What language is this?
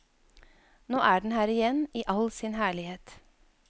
Norwegian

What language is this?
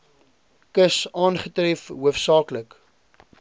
Afrikaans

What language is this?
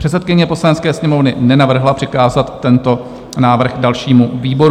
Czech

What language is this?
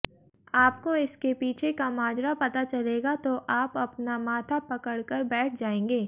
Hindi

